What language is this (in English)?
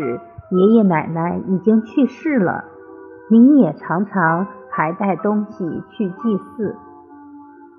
Chinese